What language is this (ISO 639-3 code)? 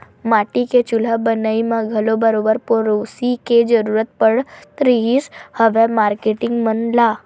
hne